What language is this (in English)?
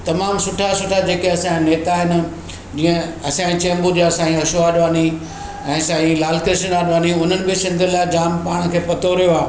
Sindhi